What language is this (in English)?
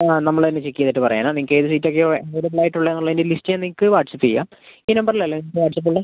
Malayalam